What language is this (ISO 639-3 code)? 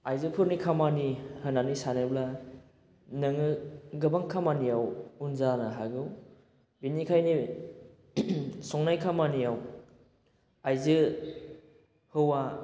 brx